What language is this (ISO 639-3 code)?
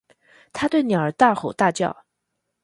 zho